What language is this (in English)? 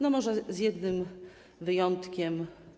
Polish